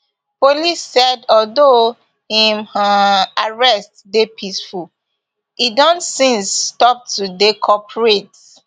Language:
Nigerian Pidgin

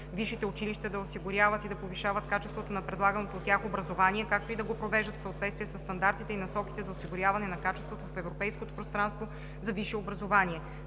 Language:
Bulgarian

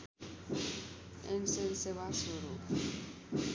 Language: Nepali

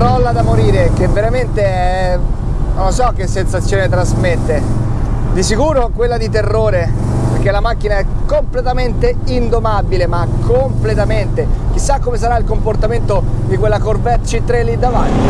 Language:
Italian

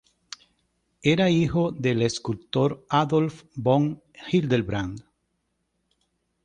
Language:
Spanish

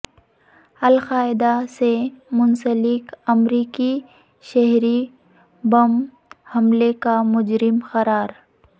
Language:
Urdu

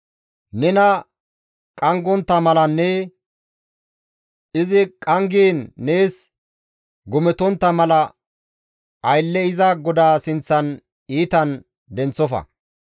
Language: Gamo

